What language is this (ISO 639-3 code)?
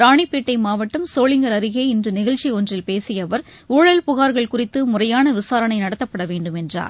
tam